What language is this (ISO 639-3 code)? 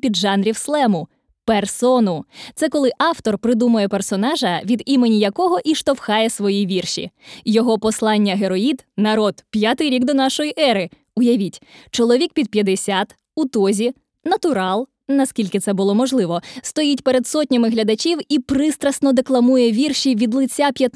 ukr